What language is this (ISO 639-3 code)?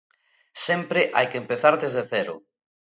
glg